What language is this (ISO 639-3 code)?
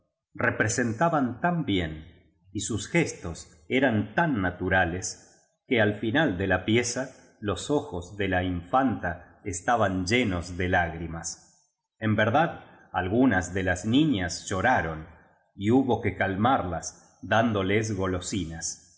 spa